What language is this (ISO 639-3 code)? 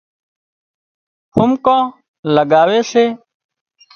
kxp